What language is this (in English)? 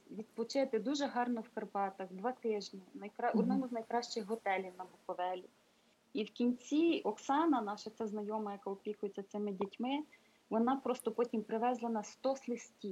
Ukrainian